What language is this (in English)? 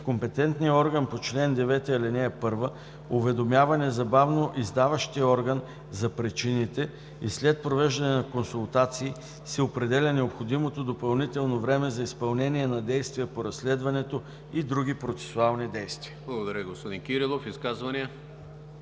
Bulgarian